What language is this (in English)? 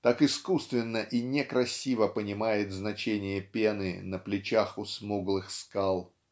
Russian